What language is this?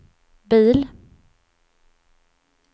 Swedish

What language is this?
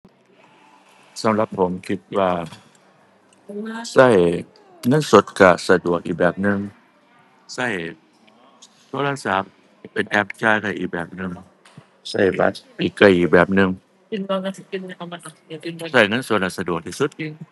Thai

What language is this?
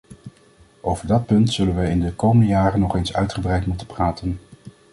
Dutch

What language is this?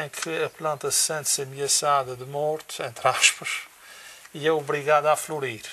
Portuguese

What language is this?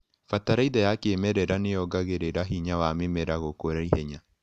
Kikuyu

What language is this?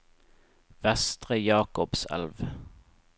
Norwegian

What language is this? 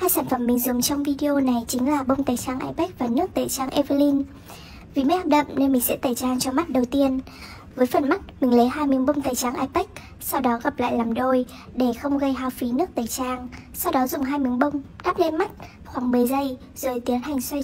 Vietnamese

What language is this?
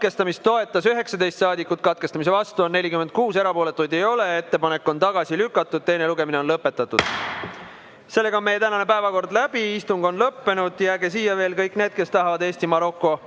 Estonian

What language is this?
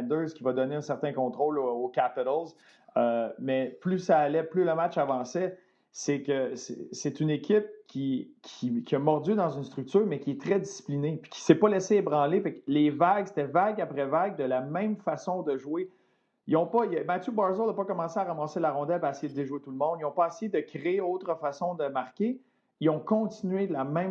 French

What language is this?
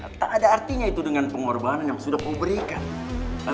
Indonesian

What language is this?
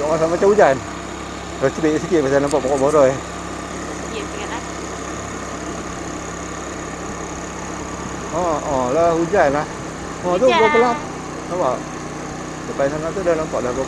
Malay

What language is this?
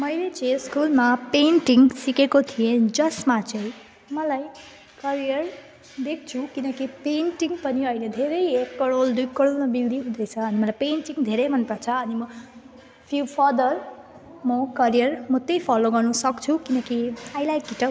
Nepali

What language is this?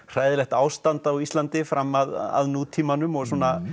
Icelandic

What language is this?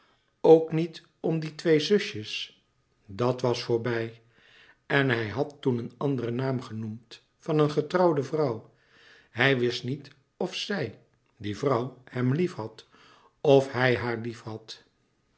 Dutch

